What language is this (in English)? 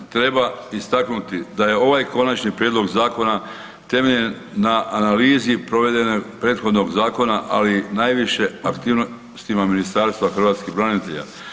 Croatian